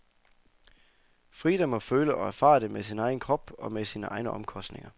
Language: Danish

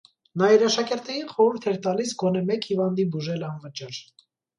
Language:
Armenian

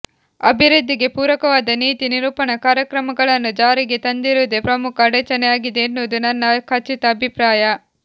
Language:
Kannada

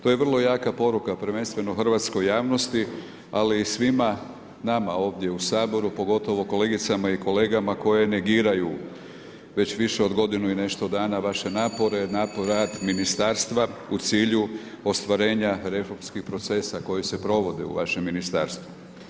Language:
Croatian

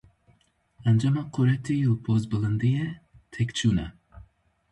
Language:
Kurdish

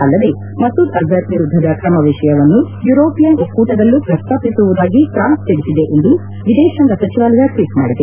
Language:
Kannada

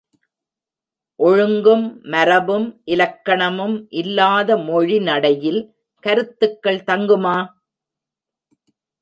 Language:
Tamil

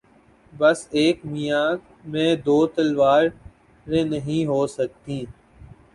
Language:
Urdu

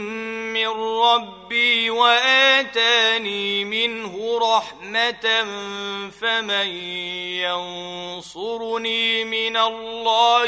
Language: Arabic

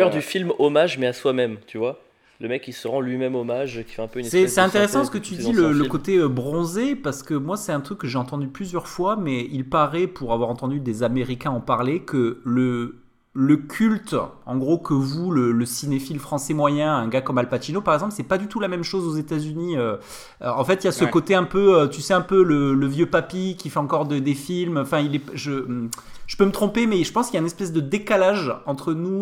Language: French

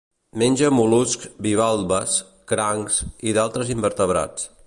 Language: Catalan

